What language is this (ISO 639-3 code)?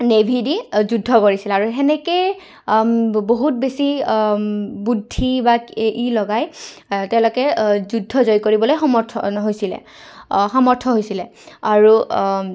asm